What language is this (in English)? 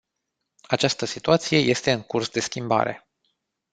Romanian